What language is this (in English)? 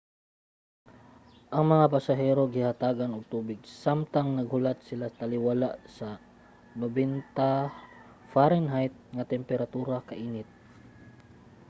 Cebuano